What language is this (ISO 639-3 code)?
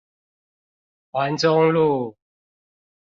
zho